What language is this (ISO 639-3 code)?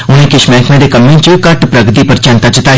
doi